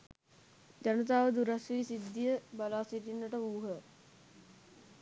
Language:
Sinhala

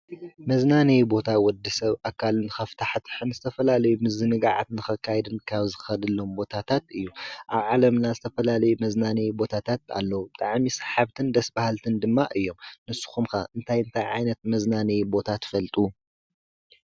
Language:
Tigrinya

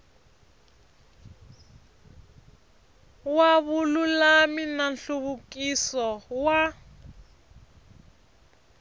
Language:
Tsonga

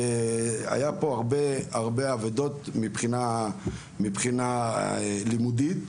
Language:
Hebrew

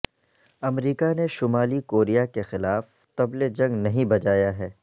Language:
Urdu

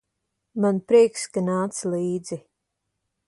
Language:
Latvian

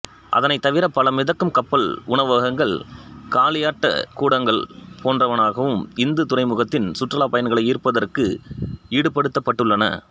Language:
Tamil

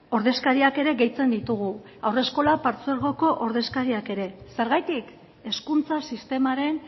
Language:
Basque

